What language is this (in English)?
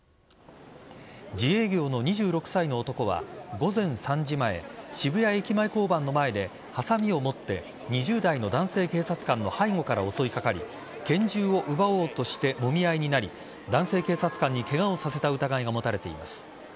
Japanese